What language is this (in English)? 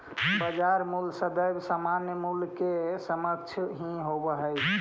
Magahi